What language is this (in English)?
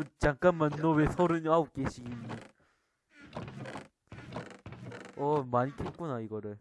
Korean